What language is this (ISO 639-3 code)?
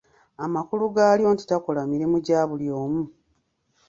lug